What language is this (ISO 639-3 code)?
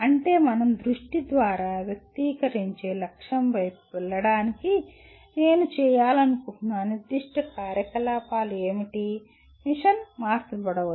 tel